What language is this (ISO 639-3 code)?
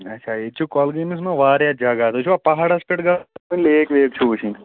kas